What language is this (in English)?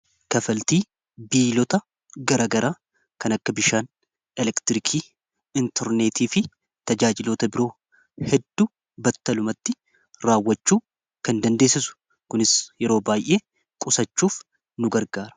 Oromo